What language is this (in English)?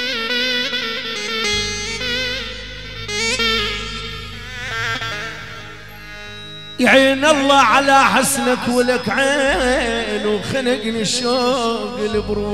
Arabic